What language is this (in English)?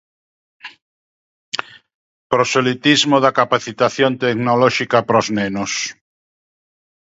Galician